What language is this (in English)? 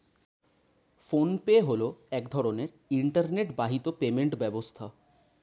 Bangla